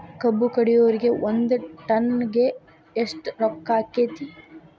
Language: Kannada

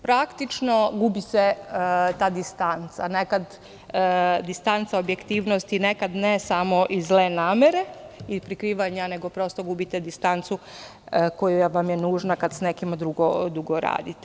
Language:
Serbian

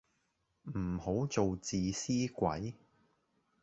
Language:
Cantonese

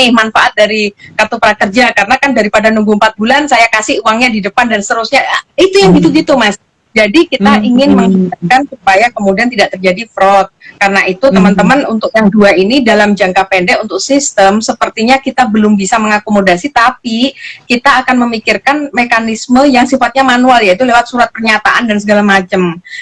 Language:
Indonesian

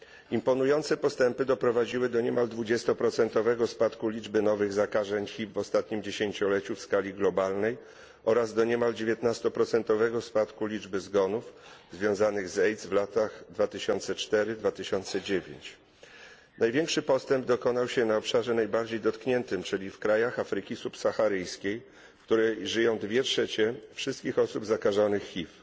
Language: Polish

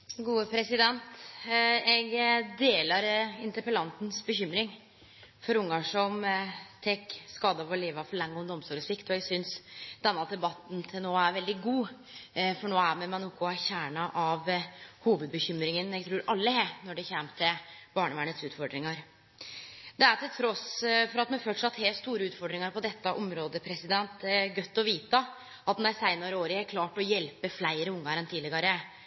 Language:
Norwegian Nynorsk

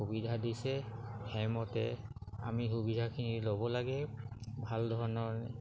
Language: Assamese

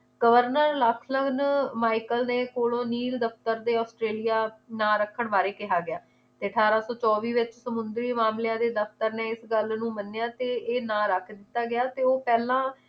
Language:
Punjabi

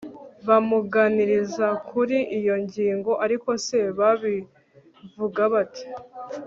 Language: Kinyarwanda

